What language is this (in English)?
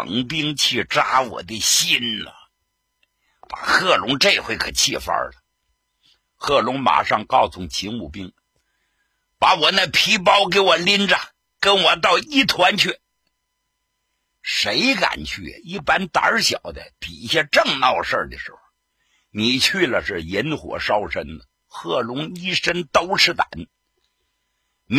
Chinese